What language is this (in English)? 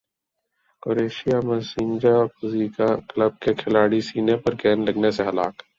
Urdu